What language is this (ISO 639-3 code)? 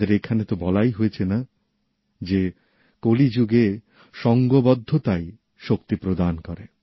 ben